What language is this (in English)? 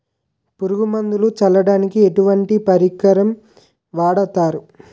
Telugu